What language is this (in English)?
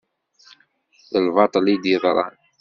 Kabyle